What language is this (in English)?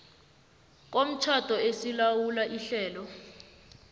South Ndebele